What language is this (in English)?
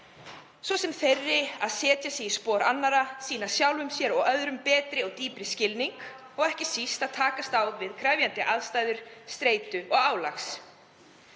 Icelandic